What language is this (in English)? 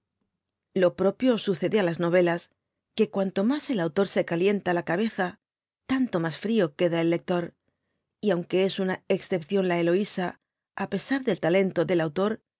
Spanish